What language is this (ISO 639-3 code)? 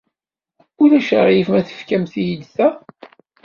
kab